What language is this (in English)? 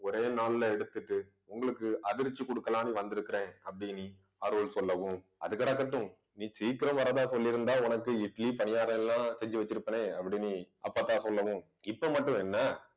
Tamil